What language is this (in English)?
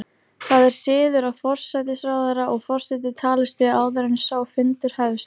Icelandic